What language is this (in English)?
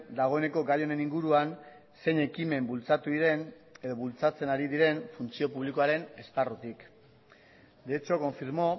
Basque